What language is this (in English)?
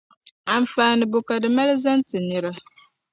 Dagbani